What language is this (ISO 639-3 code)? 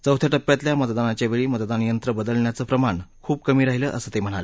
mar